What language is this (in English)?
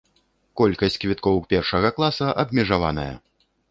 Belarusian